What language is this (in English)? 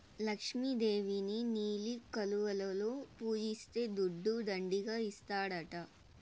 Telugu